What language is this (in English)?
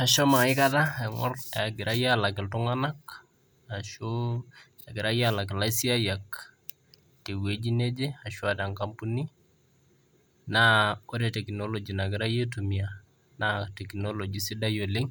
Masai